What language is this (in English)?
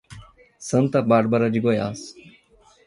Portuguese